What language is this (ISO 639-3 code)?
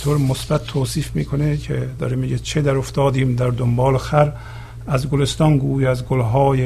fas